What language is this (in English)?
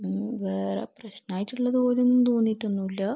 Malayalam